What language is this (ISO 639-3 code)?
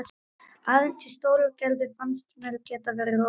isl